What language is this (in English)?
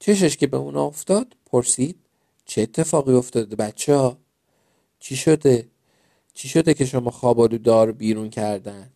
Persian